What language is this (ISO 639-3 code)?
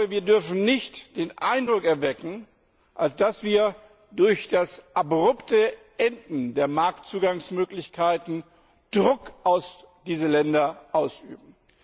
deu